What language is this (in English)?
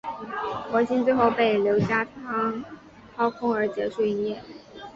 Chinese